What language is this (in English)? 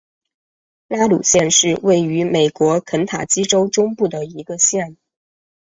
Chinese